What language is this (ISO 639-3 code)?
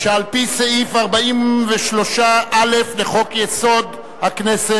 heb